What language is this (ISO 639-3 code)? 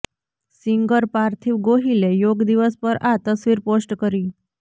guj